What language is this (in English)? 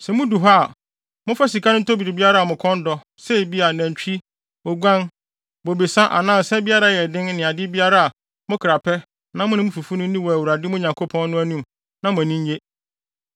Akan